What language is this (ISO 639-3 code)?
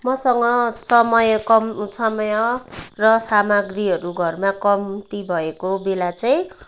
nep